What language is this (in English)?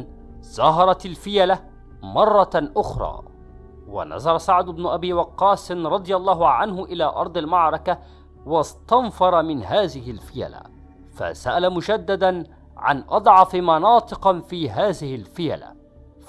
Arabic